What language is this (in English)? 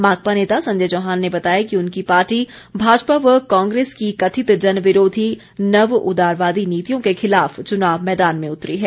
Hindi